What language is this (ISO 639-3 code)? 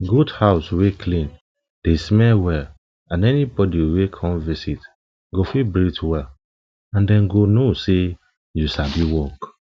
pcm